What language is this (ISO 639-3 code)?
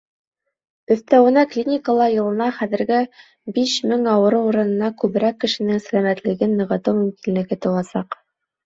bak